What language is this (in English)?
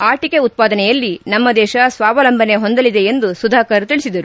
Kannada